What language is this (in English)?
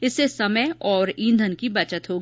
Hindi